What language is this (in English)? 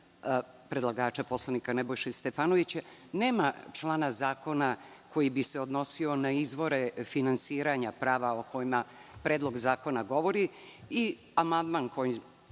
Serbian